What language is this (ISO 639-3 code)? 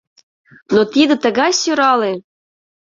chm